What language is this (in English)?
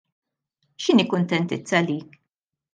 Maltese